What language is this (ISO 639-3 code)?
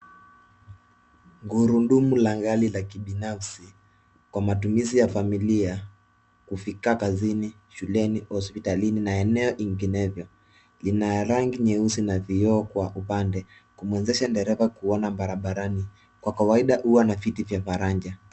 swa